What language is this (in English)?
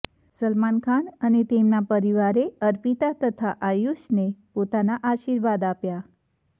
Gujarati